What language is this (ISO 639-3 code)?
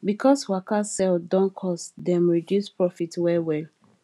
pcm